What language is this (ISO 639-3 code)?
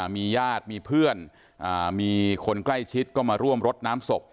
tha